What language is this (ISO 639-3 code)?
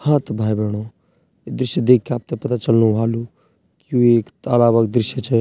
gbm